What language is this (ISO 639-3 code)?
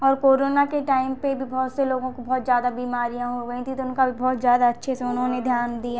hin